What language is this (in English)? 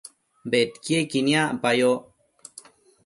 Matsés